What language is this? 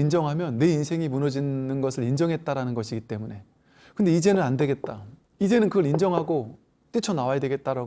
Korean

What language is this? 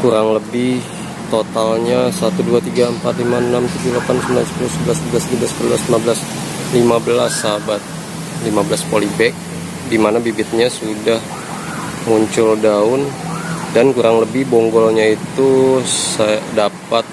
Indonesian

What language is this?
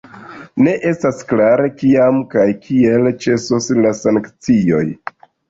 Esperanto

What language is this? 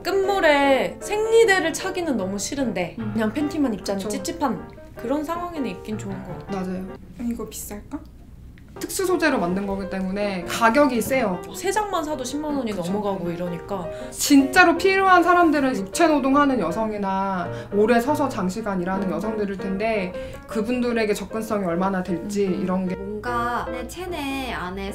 Korean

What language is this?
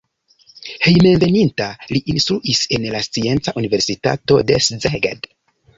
Esperanto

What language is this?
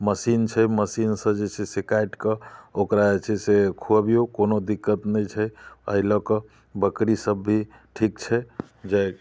Maithili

